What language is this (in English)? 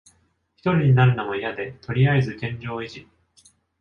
Japanese